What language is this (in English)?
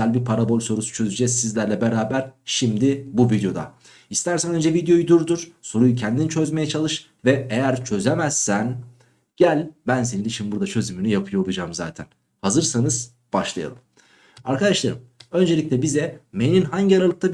Turkish